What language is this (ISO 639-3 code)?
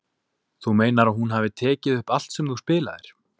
isl